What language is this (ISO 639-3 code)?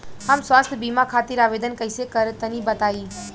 bho